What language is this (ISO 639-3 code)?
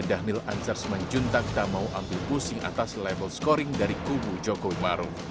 ind